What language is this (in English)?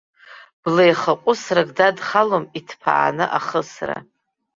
Abkhazian